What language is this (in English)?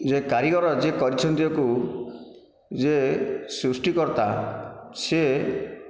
Odia